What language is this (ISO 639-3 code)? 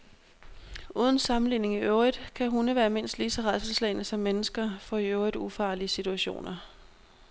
dan